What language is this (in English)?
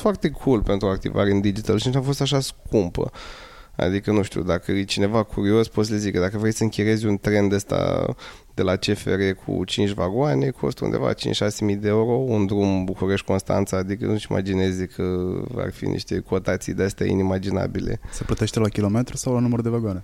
Romanian